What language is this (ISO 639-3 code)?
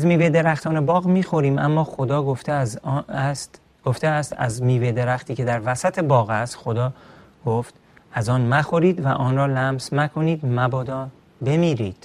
fas